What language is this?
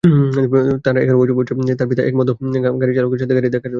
Bangla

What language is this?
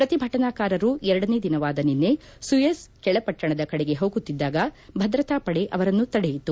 Kannada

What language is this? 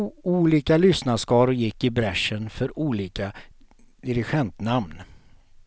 Swedish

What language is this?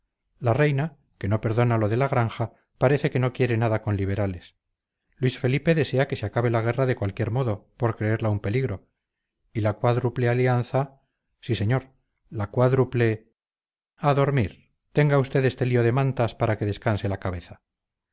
Spanish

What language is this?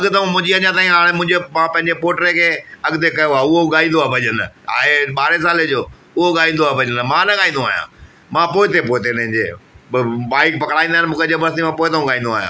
Sindhi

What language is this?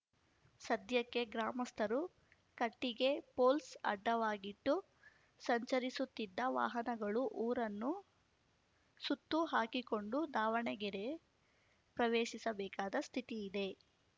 Kannada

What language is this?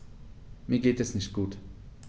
German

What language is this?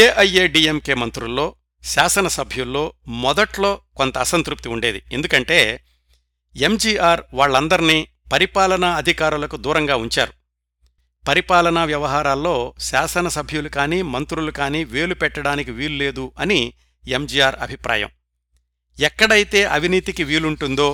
Telugu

